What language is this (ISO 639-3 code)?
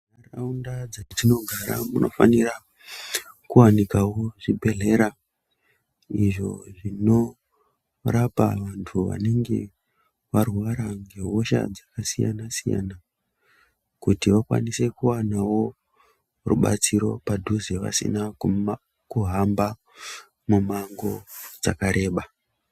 ndc